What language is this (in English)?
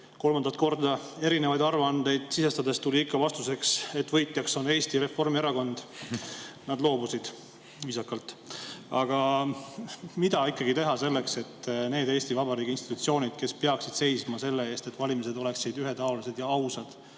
Estonian